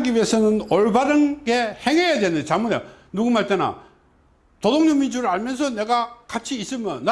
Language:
Korean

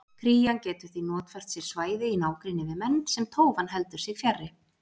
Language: Icelandic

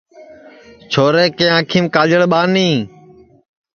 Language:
Sansi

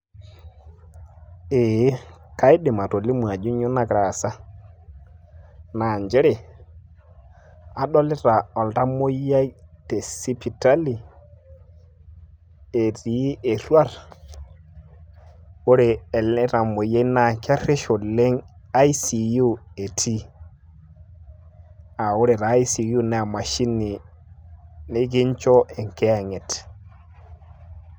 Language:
Masai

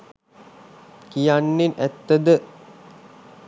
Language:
Sinhala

